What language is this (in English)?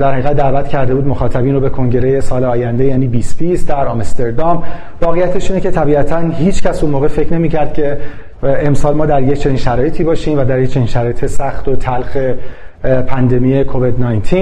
Persian